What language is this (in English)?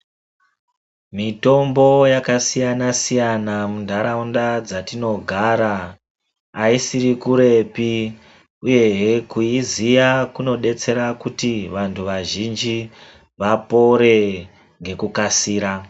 Ndau